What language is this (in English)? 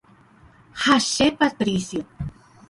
Guarani